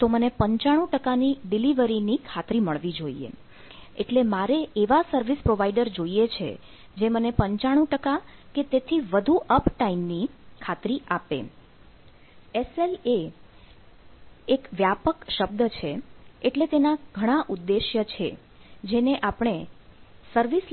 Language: Gujarati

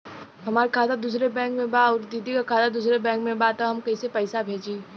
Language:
Bhojpuri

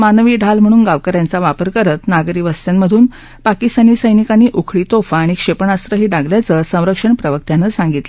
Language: Marathi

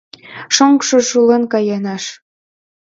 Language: Mari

